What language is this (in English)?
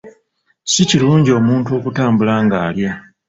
Ganda